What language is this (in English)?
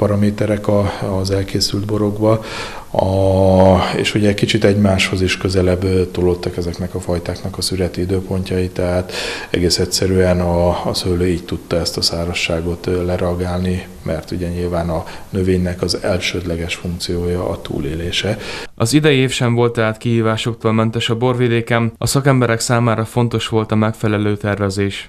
Hungarian